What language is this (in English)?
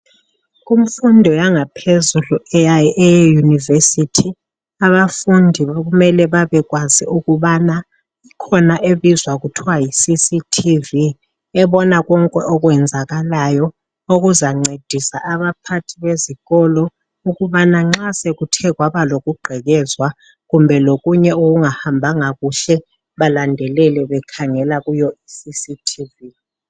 North Ndebele